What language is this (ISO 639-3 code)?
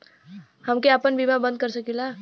bho